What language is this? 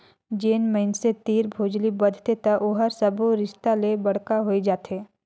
Chhattisgarhi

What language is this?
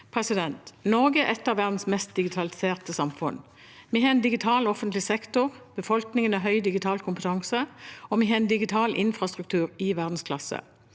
Norwegian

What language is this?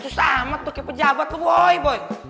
Indonesian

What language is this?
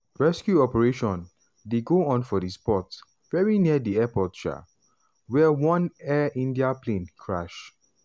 Nigerian Pidgin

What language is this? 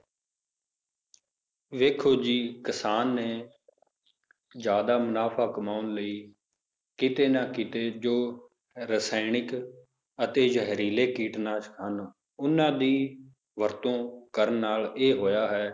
Punjabi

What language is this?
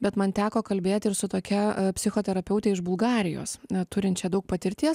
Lithuanian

